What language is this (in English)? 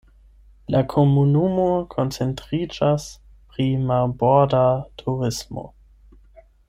Esperanto